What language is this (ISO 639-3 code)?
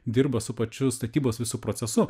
lit